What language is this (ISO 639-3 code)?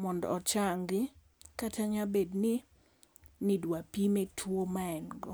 luo